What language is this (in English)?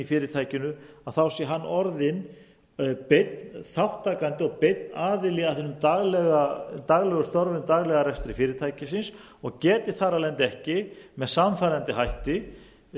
Icelandic